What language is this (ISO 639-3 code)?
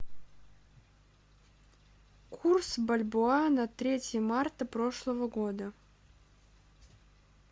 rus